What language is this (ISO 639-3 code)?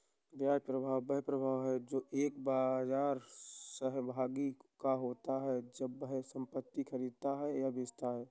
hin